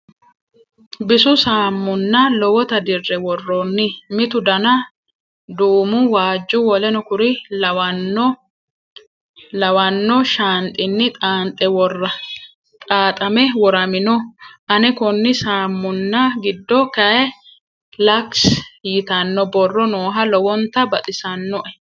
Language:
Sidamo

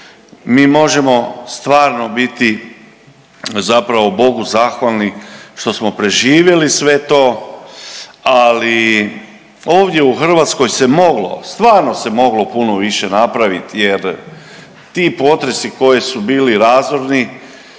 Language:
Croatian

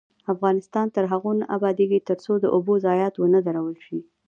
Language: Pashto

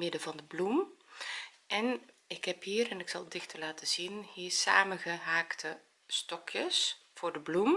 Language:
Dutch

